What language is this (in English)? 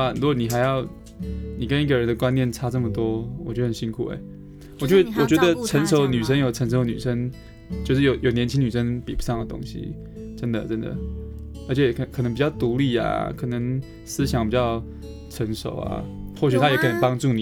Chinese